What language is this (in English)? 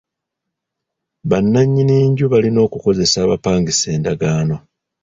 Ganda